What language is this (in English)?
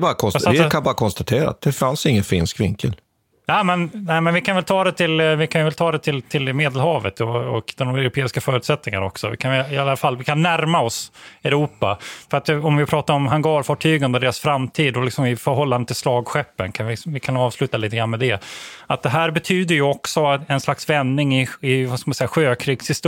Swedish